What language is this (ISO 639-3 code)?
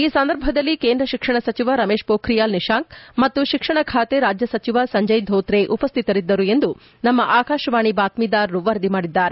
kan